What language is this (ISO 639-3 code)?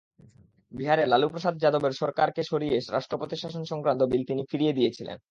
ben